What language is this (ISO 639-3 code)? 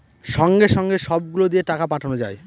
ben